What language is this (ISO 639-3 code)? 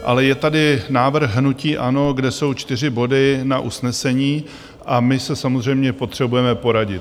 ces